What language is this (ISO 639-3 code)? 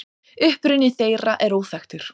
isl